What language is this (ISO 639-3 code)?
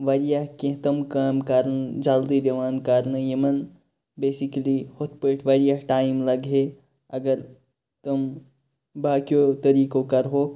kas